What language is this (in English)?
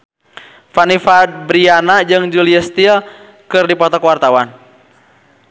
Sundanese